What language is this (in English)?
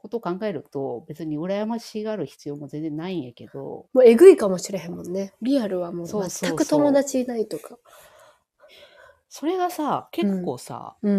Japanese